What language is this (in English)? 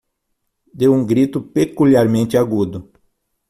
Portuguese